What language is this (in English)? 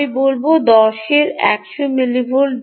Bangla